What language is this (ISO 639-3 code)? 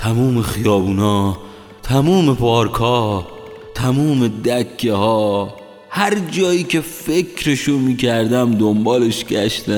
fas